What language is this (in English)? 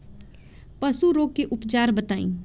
Bhojpuri